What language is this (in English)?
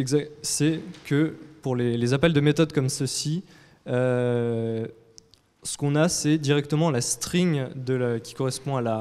French